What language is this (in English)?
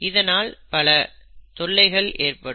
Tamil